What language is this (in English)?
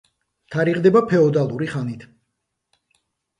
Georgian